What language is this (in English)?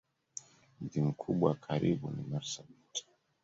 Swahili